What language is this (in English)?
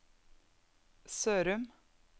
Norwegian